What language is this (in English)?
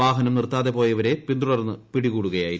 Malayalam